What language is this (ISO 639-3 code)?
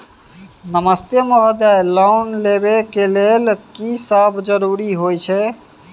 mai